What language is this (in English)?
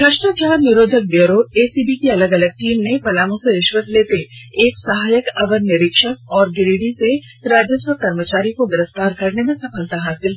Hindi